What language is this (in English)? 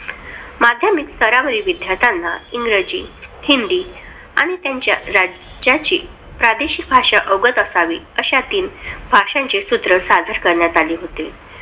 Marathi